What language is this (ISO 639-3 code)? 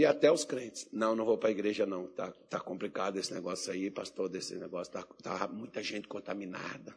por